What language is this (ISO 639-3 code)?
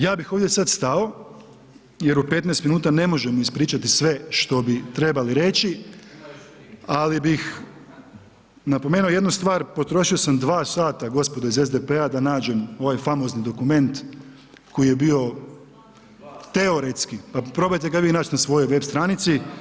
hrv